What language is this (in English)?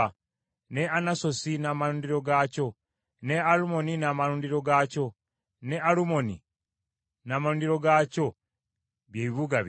Ganda